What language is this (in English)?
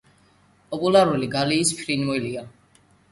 Georgian